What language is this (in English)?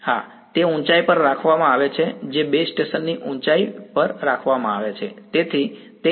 Gujarati